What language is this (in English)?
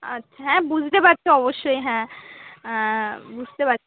Bangla